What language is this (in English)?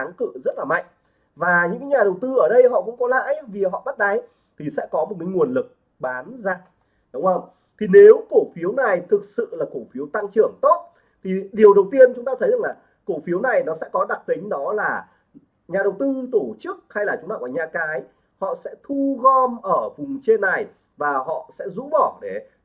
Vietnamese